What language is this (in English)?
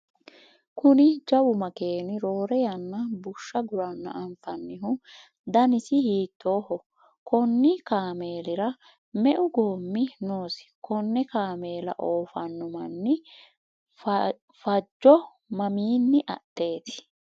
Sidamo